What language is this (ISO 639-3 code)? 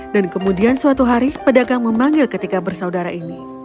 ind